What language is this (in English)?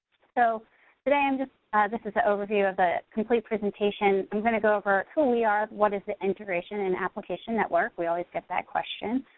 English